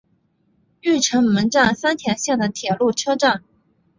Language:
Chinese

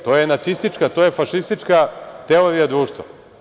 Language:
Serbian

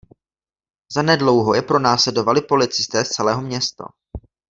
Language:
Czech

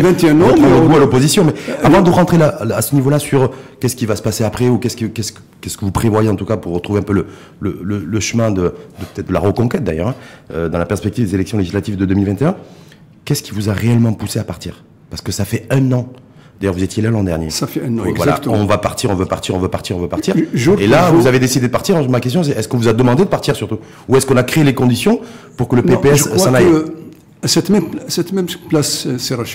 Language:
French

